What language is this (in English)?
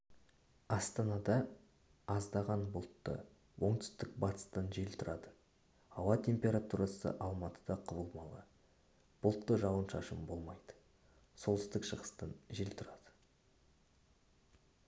Kazakh